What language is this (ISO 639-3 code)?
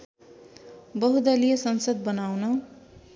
nep